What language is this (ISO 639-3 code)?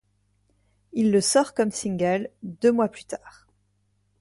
fra